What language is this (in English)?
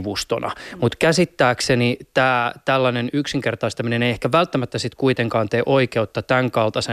Finnish